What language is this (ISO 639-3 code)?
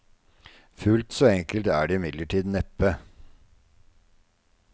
nor